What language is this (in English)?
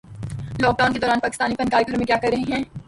Urdu